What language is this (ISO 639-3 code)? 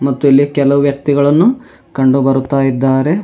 kan